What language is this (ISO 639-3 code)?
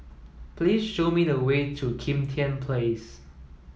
eng